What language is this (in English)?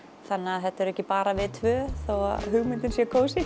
Icelandic